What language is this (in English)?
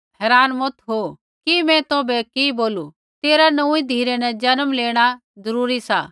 Kullu Pahari